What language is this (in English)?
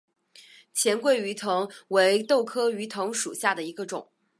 Chinese